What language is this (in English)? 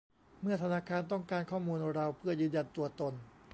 Thai